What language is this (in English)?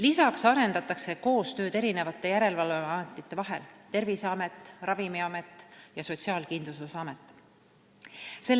Estonian